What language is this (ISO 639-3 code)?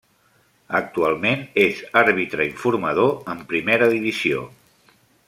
cat